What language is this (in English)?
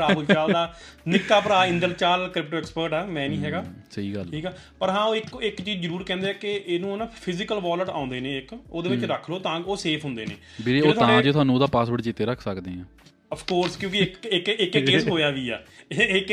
Punjabi